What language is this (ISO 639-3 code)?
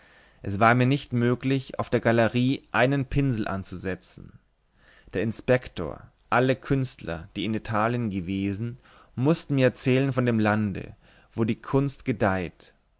deu